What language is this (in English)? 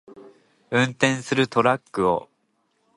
Japanese